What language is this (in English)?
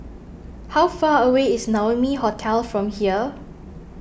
English